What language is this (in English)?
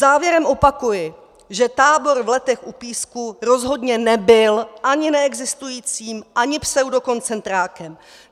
Czech